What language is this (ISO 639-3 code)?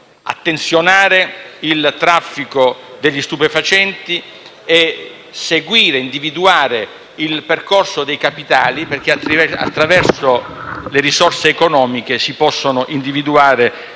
ita